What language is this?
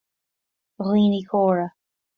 Irish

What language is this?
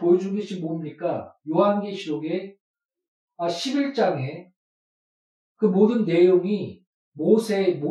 Korean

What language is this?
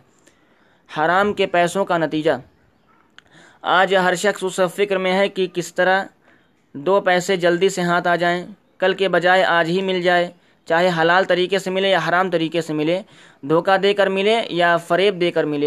Urdu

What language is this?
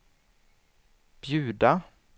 Swedish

